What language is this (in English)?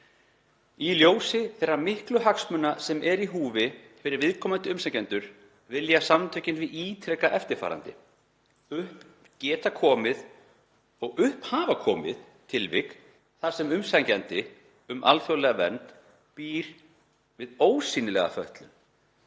Icelandic